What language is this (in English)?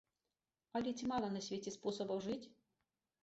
Belarusian